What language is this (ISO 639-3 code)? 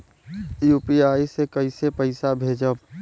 bho